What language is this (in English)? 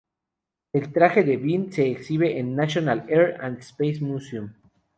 Spanish